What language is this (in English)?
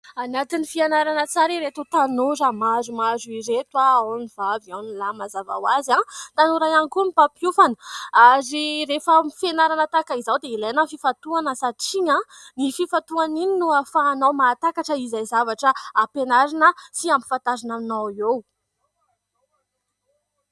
Malagasy